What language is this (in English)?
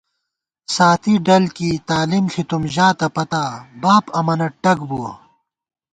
Gawar-Bati